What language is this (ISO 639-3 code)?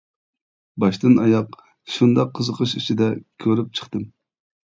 uig